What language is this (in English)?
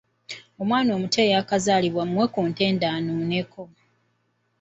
Ganda